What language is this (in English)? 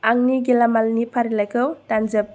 Bodo